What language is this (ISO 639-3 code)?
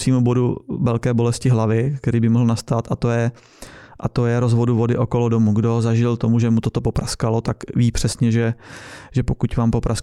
ces